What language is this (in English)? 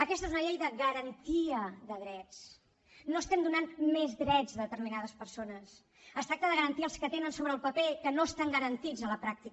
Catalan